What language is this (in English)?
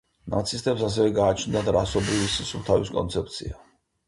Georgian